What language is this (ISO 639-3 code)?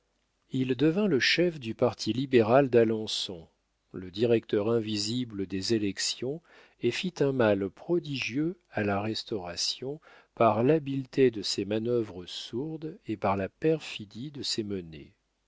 fra